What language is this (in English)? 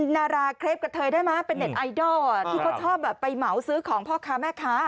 Thai